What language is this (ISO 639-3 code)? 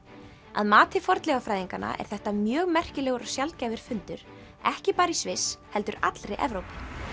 isl